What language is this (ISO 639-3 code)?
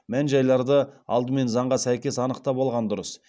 kaz